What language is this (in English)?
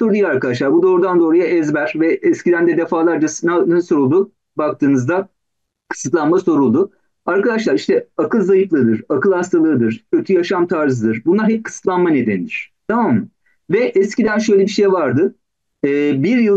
Turkish